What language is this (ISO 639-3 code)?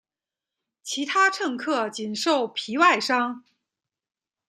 zho